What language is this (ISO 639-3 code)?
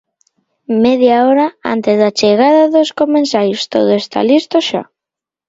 glg